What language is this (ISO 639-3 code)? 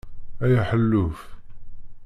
kab